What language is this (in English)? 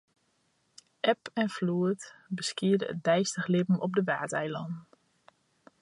Western Frisian